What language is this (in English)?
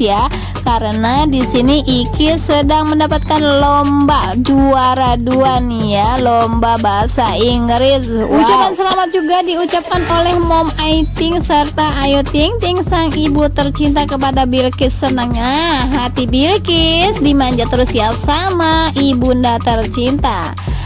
Indonesian